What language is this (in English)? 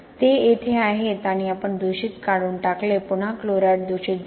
Marathi